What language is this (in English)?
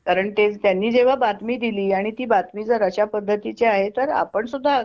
Marathi